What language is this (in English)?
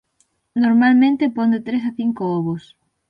Galician